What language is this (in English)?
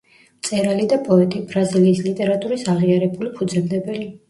Georgian